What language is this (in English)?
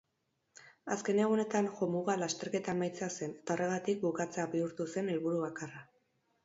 Basque